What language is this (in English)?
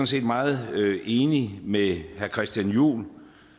Danish